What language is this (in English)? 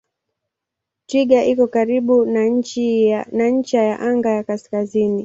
Swahili